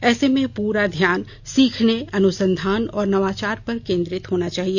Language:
Hindi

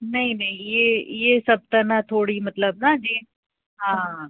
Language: Sindhi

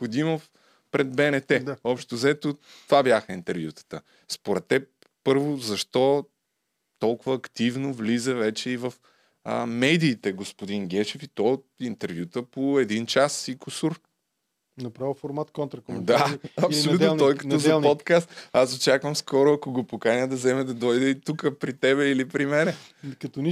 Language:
Bulgarian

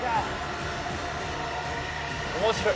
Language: Japanese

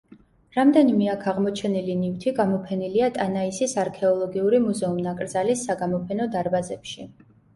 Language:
Georgian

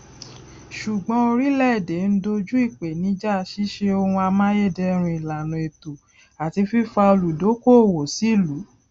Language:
Yoruba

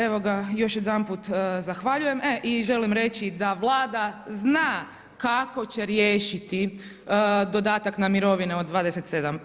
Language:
Croatian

